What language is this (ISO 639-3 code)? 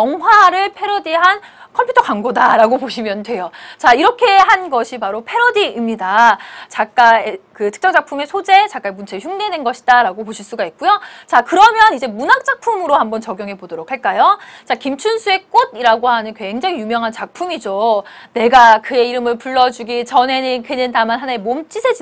kor